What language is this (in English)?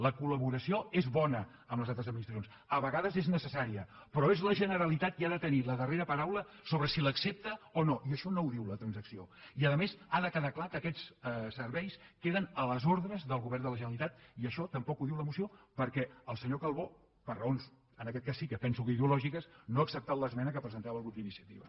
Catalan